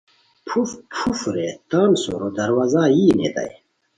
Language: Khowar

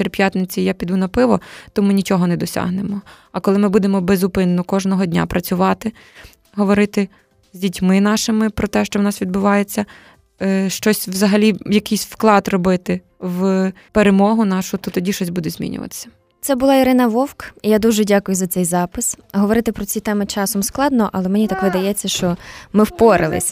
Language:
Ukrainian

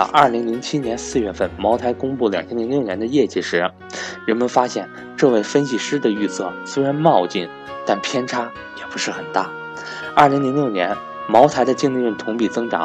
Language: Chinese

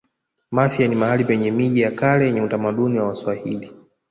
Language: Swahili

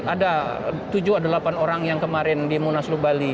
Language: Indonesian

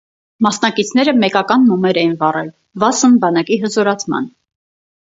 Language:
Armenian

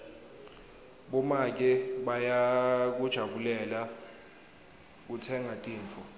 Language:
Swati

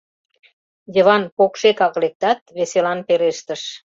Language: Mari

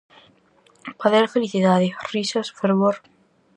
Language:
Galician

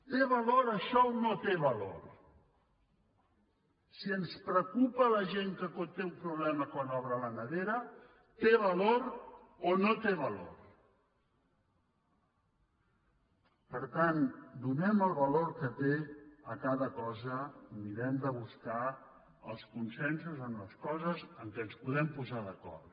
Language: Catalan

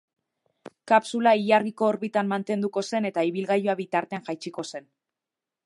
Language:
Basque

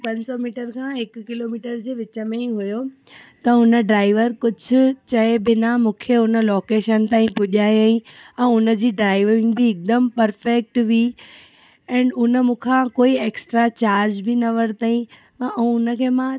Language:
Sindhi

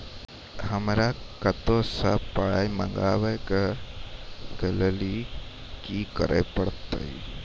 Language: Maithili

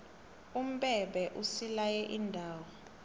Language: South Ndebele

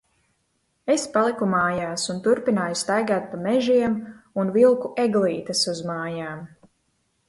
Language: Latvian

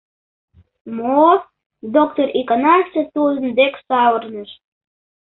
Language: Mari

